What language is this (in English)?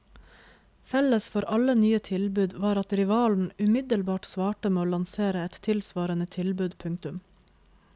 Norwegian